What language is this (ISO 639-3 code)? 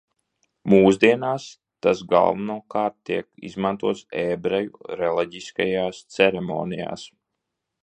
lav